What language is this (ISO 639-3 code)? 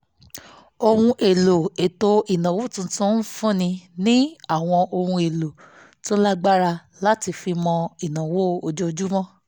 yor